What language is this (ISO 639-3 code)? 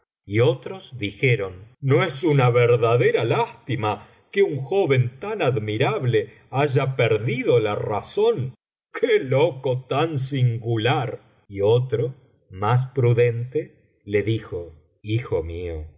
spa